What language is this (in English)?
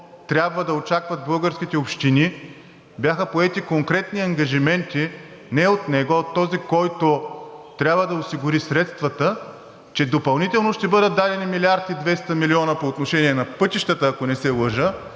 Bulgarian